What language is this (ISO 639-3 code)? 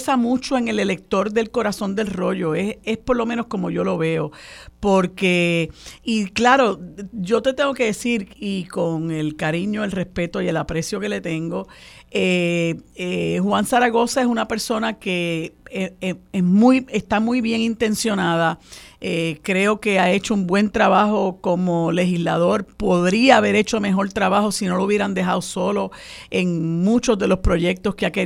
spa